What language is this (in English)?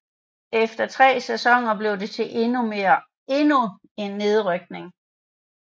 Danish